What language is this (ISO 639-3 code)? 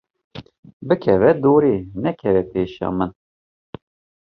kur